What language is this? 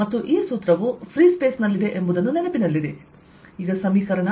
Kannada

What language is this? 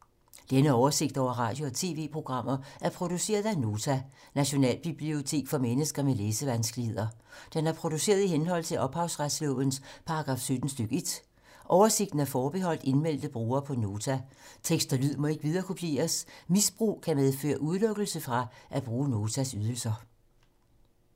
Danish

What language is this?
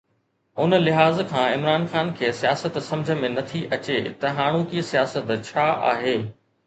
Sindhi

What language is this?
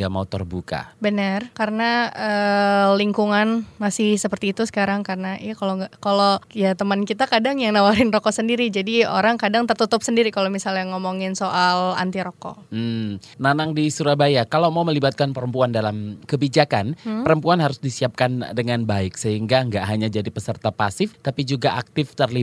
Indonesian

